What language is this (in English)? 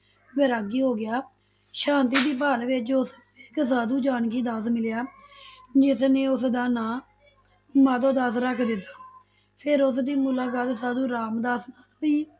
Punjabi